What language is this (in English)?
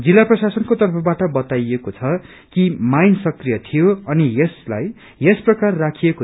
Nepali